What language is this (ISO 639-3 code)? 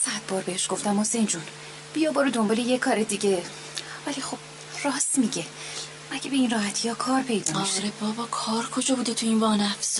fas